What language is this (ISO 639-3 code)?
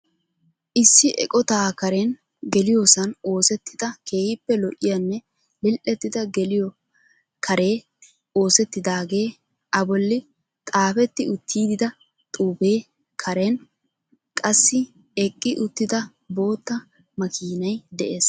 wal